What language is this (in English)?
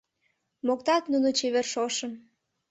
Mari